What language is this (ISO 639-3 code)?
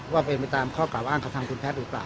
tha